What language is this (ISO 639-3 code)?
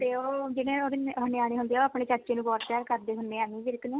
pan